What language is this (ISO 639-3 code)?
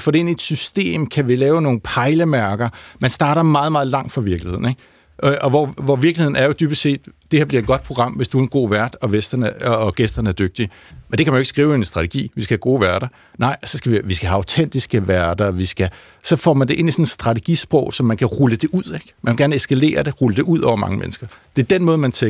dan